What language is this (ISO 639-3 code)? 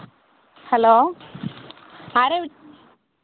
mal